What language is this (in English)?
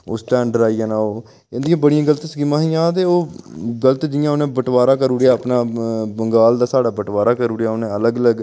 Dogri